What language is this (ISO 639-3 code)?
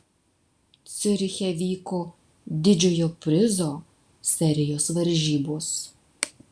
lit